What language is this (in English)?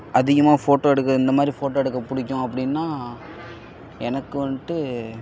Tamil